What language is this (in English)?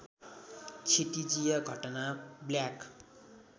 Nepali